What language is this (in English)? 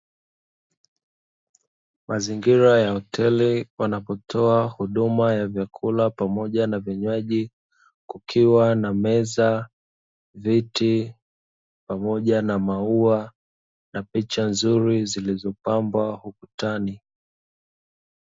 Swahili